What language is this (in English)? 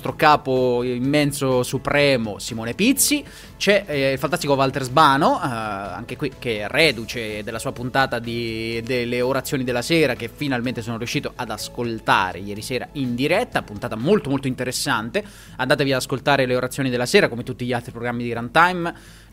Italian